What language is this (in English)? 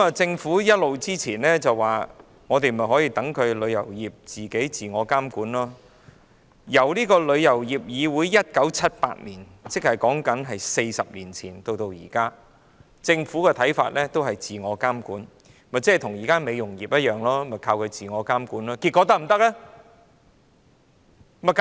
Cantonese